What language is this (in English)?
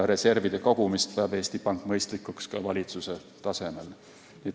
Estonian